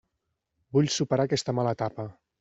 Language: Catalan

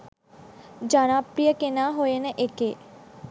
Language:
Sinhala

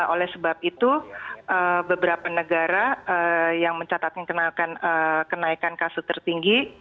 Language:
Indonesian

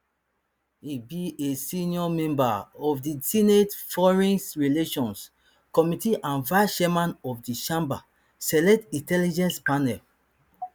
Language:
Nigerian Pidgin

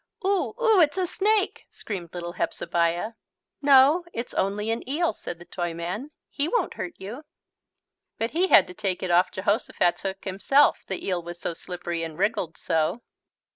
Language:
English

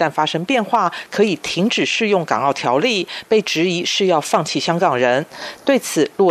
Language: Chinese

